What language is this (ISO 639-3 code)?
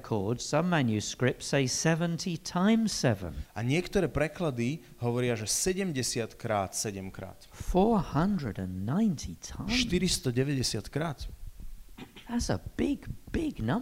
slk